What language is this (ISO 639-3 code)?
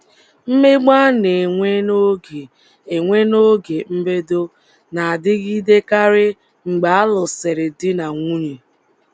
ibo